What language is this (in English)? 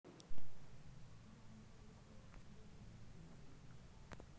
Maithili